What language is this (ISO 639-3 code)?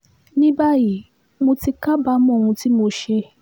yor